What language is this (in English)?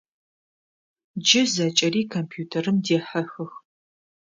Adyghe